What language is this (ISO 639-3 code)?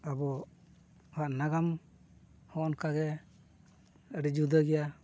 sat